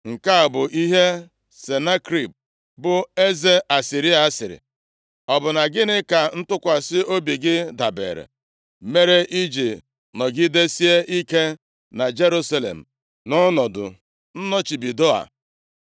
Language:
Igbo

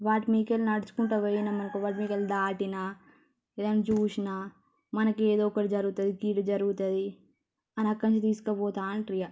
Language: Telugu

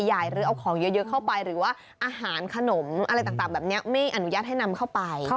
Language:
Thai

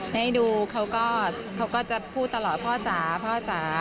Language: Thai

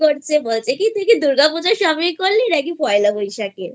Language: Bangla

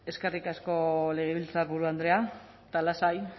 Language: Basque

